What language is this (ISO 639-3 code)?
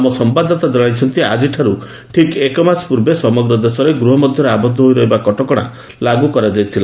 ori